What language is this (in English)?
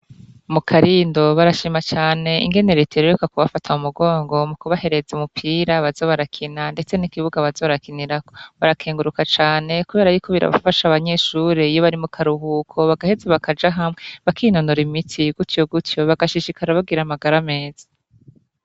Rundi